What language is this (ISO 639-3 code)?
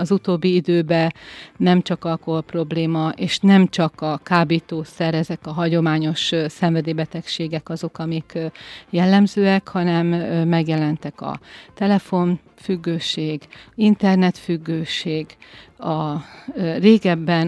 hun